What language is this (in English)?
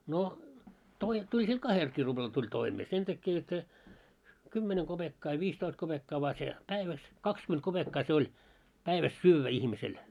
Finnish